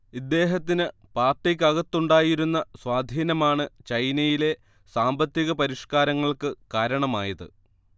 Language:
Malayalam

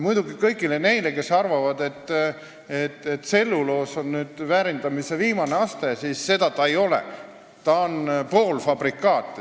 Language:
Estonian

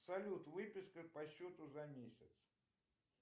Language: Russian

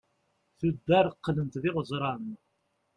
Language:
Kabyle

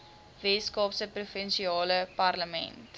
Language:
Afrikaans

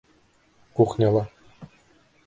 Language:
Bashkir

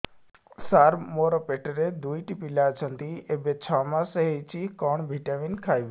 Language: Odia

